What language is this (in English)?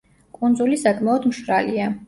Georgian